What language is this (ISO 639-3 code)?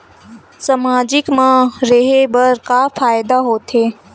hne